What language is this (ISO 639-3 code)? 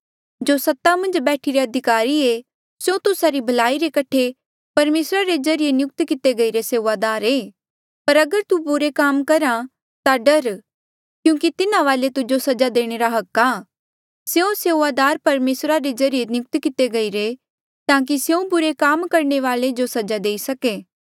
mjl